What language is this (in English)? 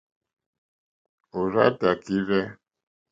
Mokpwe